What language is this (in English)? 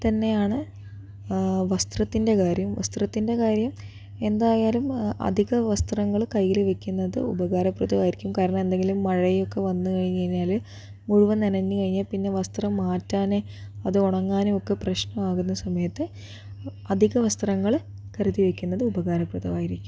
Malayalam